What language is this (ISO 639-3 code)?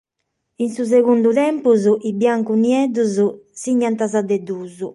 srd